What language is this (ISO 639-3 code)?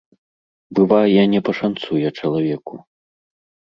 bel